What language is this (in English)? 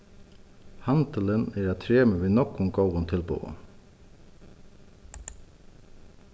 Faroese